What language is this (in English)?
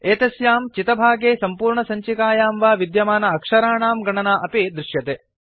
Sanskrit